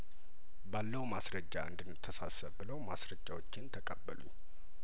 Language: Amharic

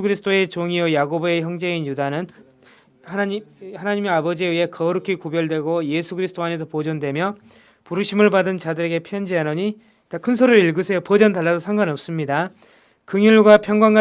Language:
Korean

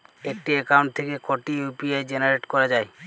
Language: Bangla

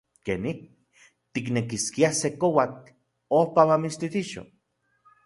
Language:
Central Puebla Nahuatl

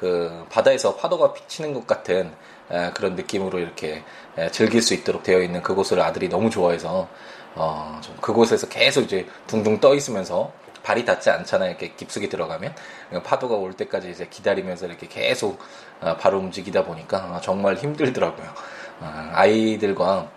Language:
Korean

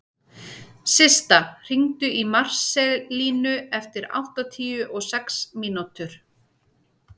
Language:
Icelandic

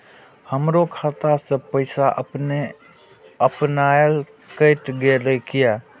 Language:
Maithili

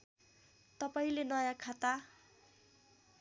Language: Nepali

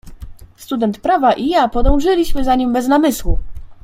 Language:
Polish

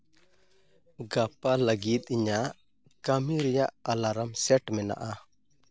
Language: Santali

